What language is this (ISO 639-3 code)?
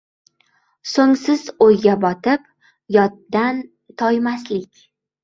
uzb